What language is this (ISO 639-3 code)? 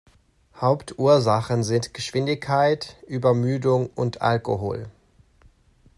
deu